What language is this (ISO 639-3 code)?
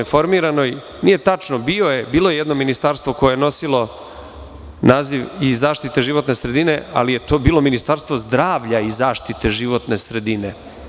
srp